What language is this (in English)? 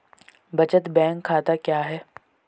Hindi